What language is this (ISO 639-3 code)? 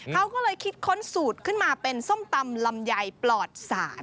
tha